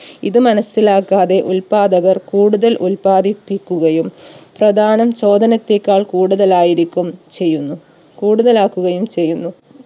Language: Malayalam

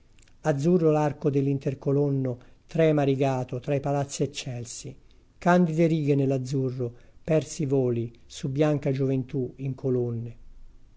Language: Italian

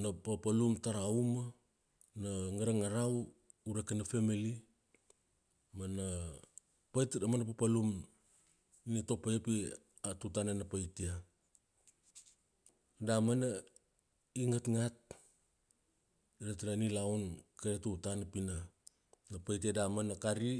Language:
Kuanua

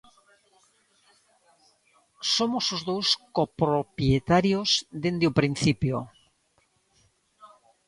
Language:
Galician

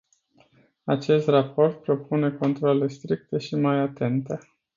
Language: Romanian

